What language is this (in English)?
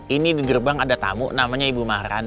Indonesian